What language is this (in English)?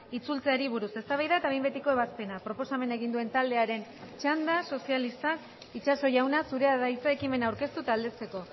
Basque